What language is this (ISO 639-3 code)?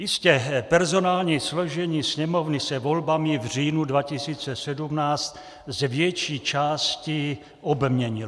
ces